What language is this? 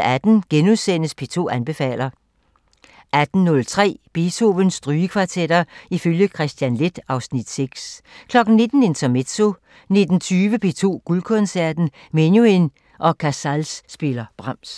Danish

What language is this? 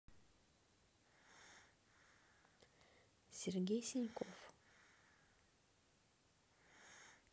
Russian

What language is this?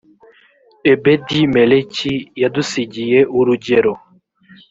Kinyarwanda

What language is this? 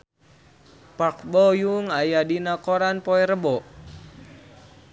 Sundanese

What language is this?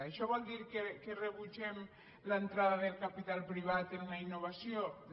Catalan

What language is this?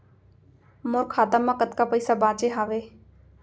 Chhattisgarhi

